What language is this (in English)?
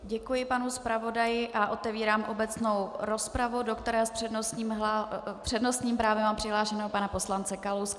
Czech